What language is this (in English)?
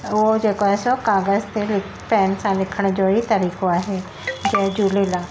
Sindhi